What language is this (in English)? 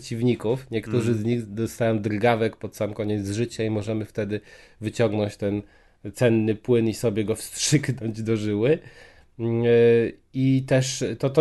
Polish